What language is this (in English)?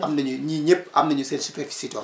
Wolof